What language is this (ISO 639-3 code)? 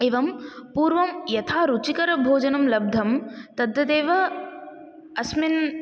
san